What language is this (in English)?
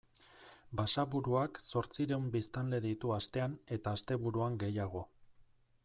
Basque